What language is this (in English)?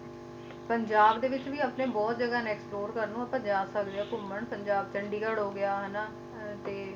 Punjabi